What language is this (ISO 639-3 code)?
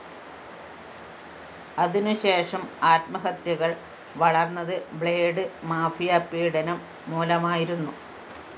mal